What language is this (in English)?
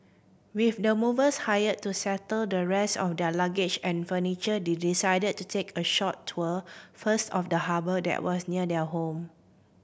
English